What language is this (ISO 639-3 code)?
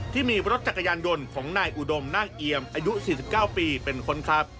tha